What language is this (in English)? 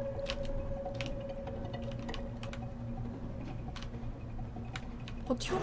Korean